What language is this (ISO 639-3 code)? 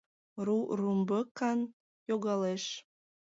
chm